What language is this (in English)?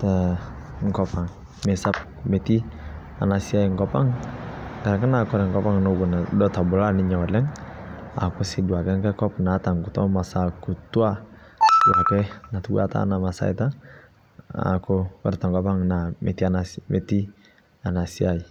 Masai